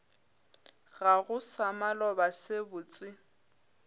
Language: Northern Sotho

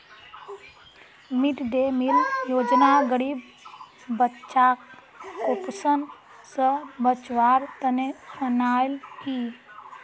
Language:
Magahi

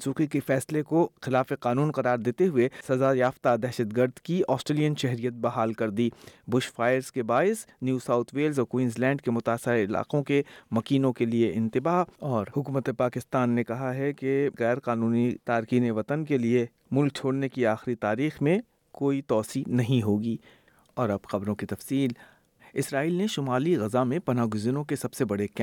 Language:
Urdu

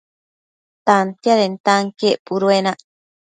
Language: Matsés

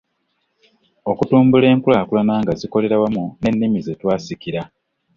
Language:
Ganda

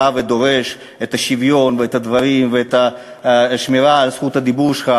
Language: Hebrew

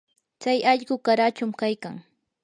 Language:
Yanahuanca Pasco Quechua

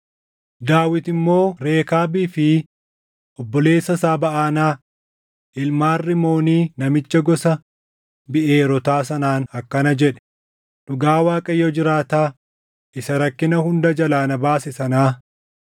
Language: Oromo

